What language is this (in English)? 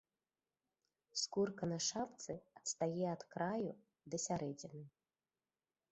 Belarusian